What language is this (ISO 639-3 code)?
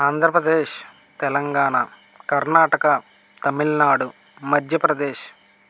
tel